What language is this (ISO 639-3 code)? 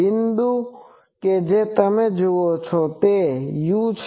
guj